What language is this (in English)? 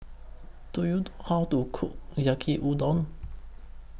English